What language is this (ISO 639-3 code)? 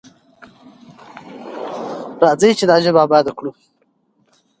pus